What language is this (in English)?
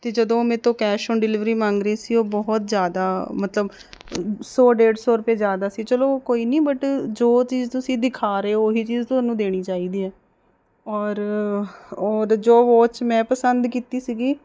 Punjabi